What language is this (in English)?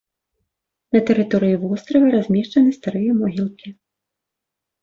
Belarusian